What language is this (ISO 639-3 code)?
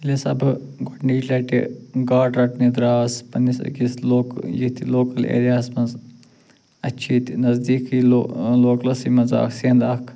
kas